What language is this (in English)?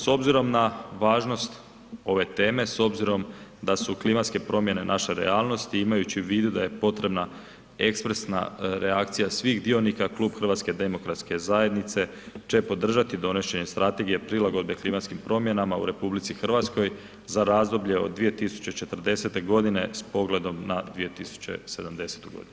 Croatian